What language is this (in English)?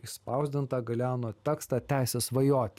Lithuanian